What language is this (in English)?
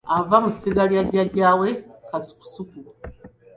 Ganda